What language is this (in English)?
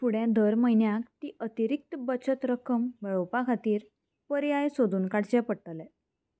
Konkani